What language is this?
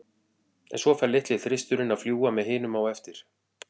Icelandic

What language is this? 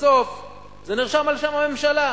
Hebrew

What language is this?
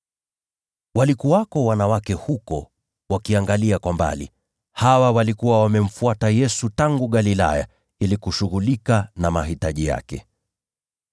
Swahili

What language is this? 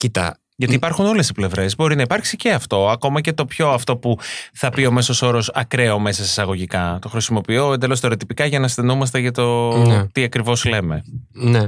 Greek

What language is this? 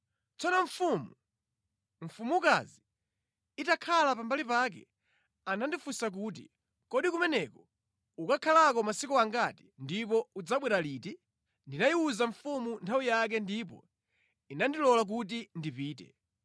Nyanja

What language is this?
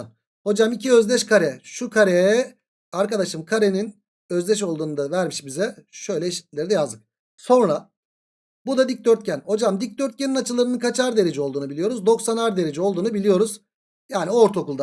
Turkish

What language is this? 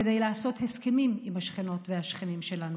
Hebrew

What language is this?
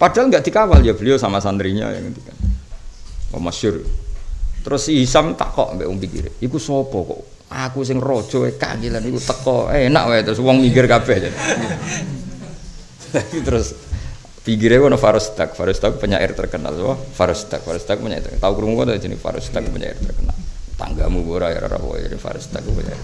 Indonesian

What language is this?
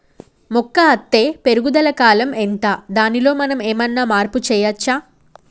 Telugu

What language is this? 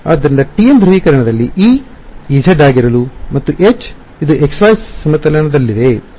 Kannada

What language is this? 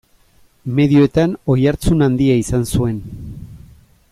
Basque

